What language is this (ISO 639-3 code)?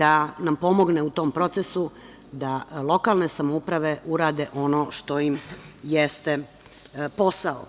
srp